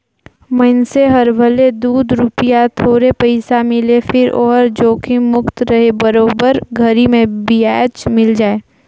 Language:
Chhattisgarhi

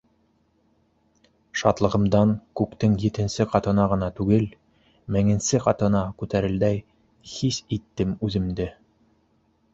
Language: Bashkir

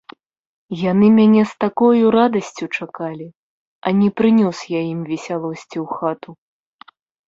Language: Belarusian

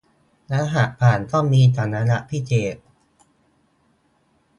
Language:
Thai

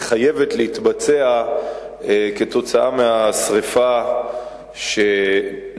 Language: Hebrew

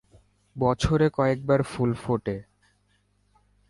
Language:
Bangla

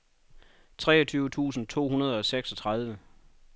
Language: Danish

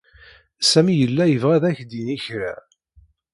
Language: Kabyle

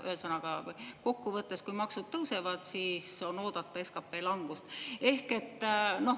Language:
Estonian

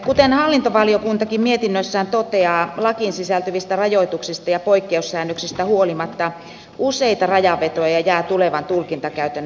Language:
Finnish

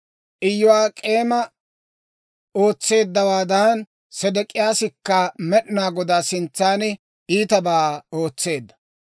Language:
Dawro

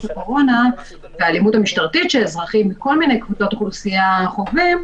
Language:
Hebrew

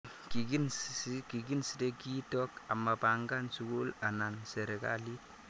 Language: Kalenjin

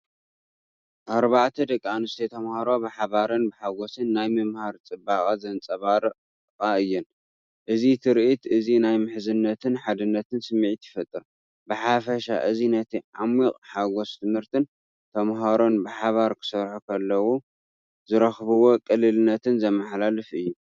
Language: Tigrinya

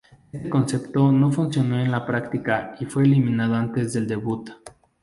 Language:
Spanish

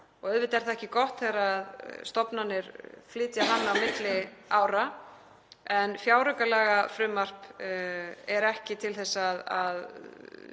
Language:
Icelandic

